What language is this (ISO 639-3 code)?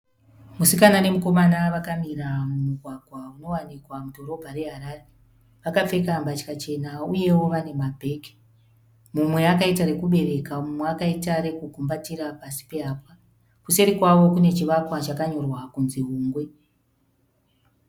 sna